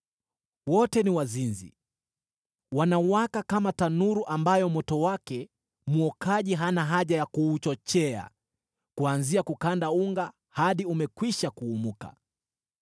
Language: Swahili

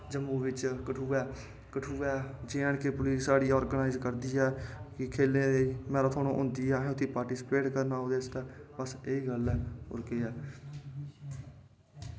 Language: Dogri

